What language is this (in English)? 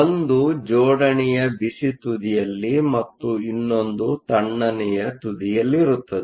Kannada